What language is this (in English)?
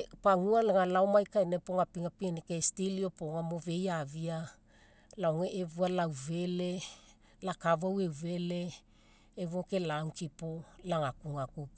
Mekeo